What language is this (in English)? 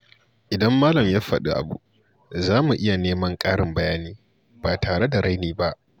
Hausa